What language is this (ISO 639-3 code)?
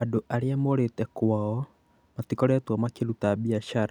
kik